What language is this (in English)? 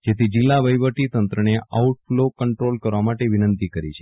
Gujarati